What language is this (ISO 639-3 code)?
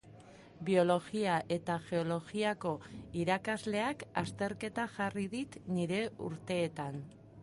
eus